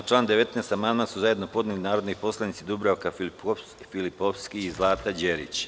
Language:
Serbian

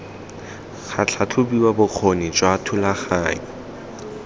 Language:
Tswana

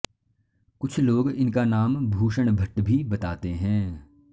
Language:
Sanskrit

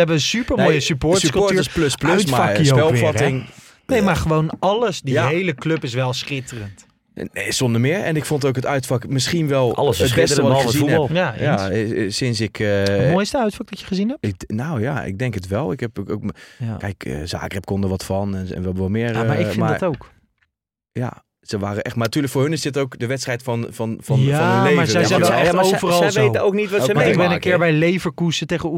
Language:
Dutch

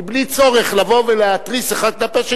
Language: Hebrew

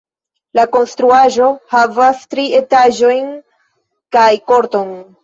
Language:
Esperanto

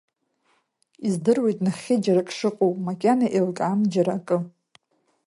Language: Abkhazian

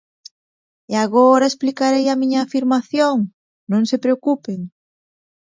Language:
Galician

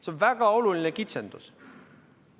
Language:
Estonian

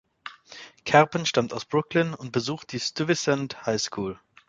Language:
German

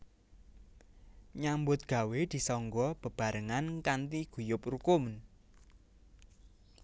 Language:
Javanese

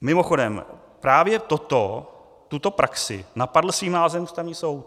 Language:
Czech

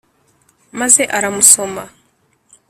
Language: Kinyarwanda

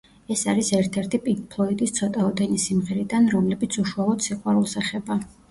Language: Georgian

